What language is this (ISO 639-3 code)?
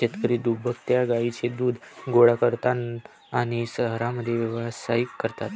mar